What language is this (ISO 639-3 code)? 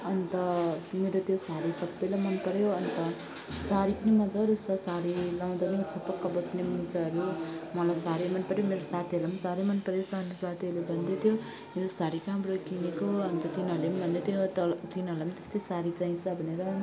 nep